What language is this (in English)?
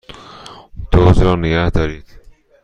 Persian